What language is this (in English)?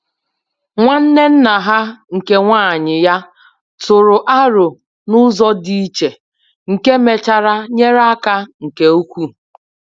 Igbo